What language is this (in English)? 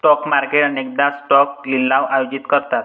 Marathi